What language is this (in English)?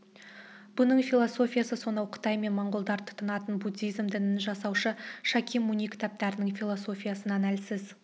Kazakh